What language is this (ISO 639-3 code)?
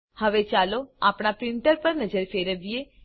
guj